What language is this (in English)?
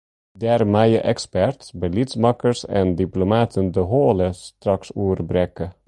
Western Frisian